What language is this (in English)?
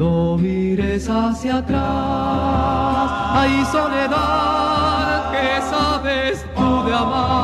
Romanian